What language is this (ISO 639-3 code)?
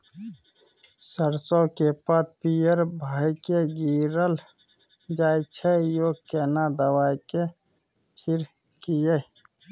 mai